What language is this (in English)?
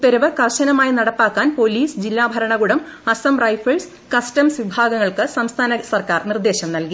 Malayalam